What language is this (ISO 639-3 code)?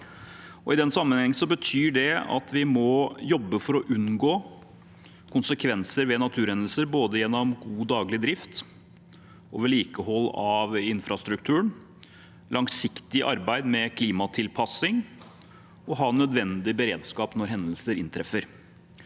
nor